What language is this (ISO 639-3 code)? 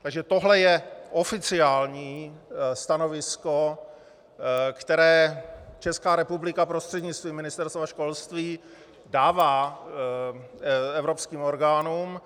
ces